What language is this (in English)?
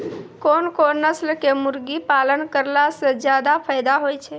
Maithili